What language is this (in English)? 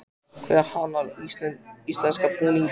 Icelandic